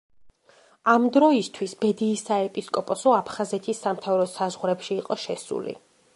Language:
Georgian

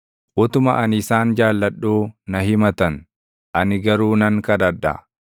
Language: Oromo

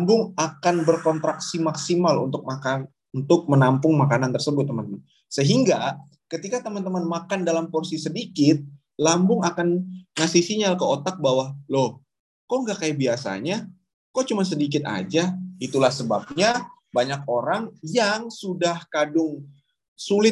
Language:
Indonesian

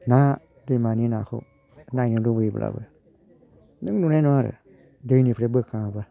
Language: Bodo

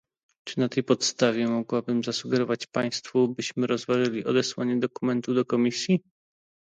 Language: Polish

